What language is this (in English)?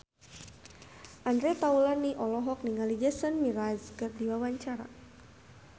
Sundanese